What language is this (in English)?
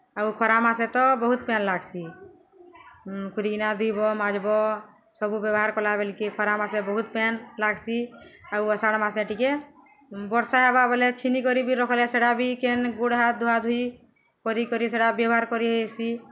Odia